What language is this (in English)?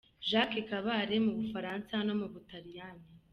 Kinyarwanda